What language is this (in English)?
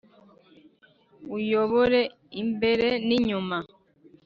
Kinyarwanda